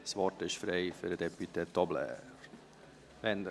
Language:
Swiss German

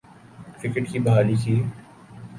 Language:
Urdu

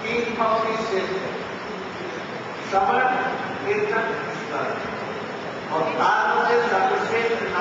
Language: Greek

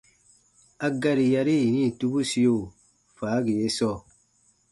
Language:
Baatonum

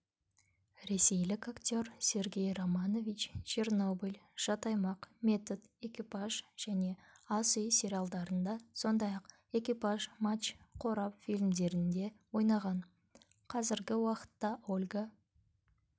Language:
Kazakh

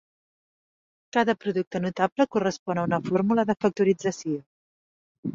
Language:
Catalan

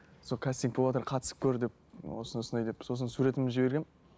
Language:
Kazakh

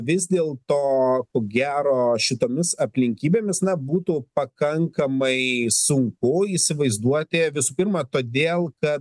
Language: Lithuanian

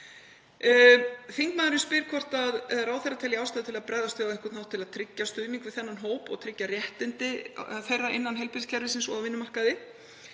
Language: Icelandic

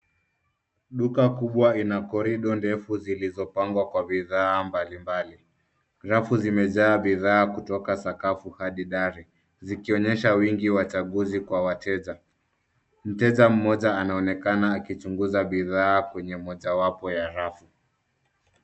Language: Swahili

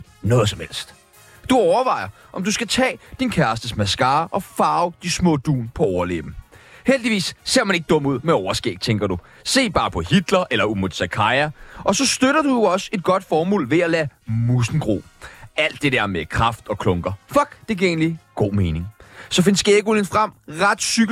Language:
Danish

